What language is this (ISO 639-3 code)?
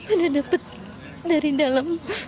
ind